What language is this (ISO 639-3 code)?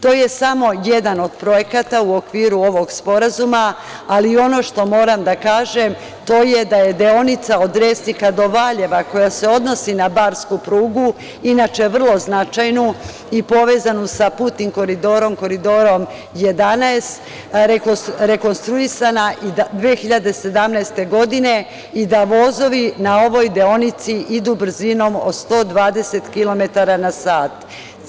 srp